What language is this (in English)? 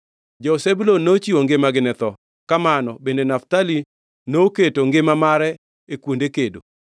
Luo (Kenya and Tanzania)